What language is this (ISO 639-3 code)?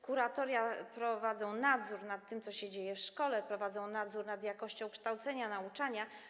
pol